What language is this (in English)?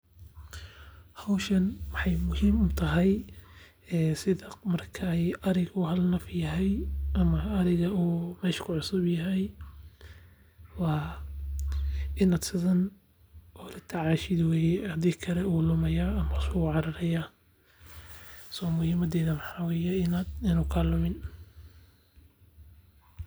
Somali